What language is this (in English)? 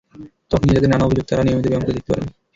Bangla